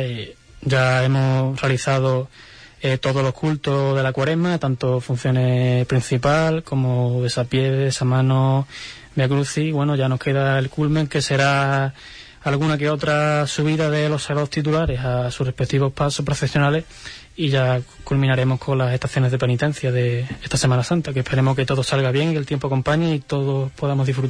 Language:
Spanish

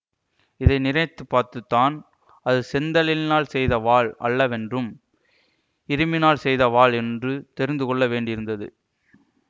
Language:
Tamil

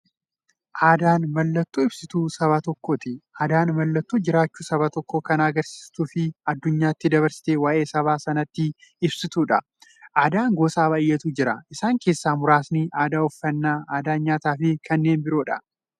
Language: Oromo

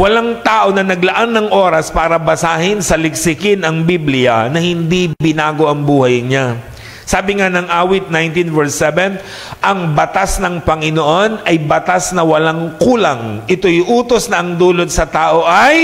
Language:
Filipino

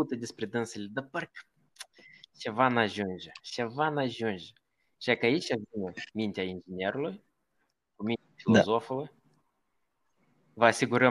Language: Romanian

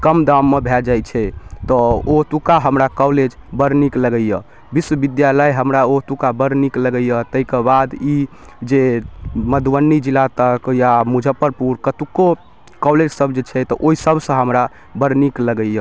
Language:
Maithili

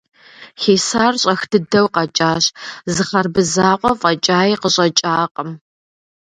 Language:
Kabardian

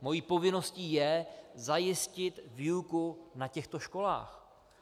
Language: Czech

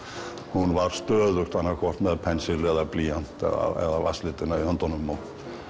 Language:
Icelandic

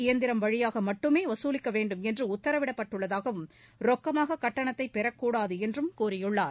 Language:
Tamil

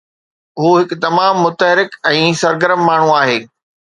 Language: Sindhi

